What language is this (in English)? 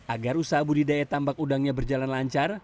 Indonesian